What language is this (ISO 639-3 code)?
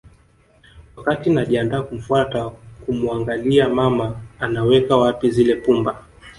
swa